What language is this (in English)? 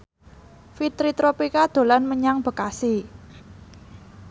Javanese